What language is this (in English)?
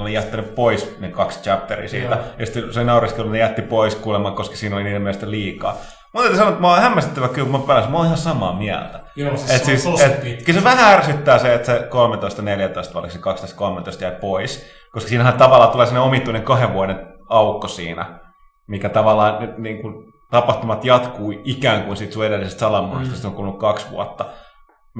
Finnish